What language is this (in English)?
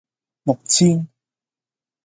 Cantonese